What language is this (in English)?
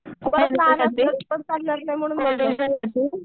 Marathi